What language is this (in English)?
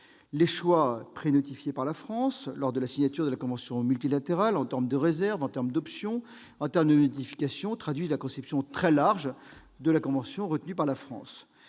French